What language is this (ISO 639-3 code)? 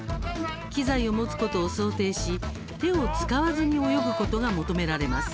jpn